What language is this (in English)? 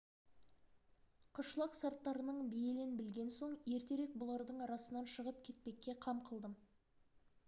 Kazakh